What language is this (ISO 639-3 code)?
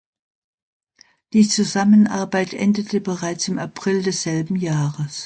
deu